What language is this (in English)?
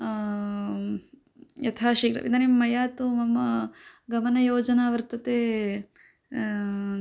Sanskrit